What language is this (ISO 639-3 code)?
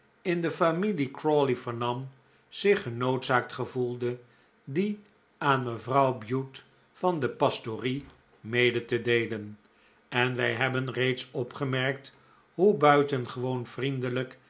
nld